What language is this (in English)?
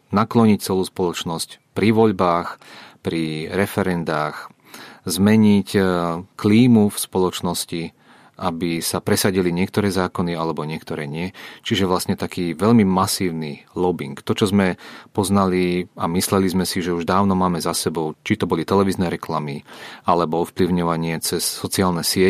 Czech